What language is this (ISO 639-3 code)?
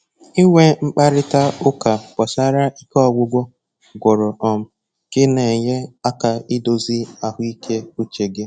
ibo